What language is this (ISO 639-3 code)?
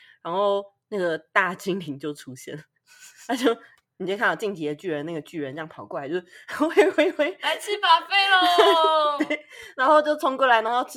zho